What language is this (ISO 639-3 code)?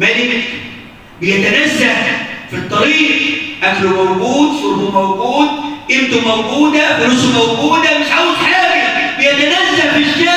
ara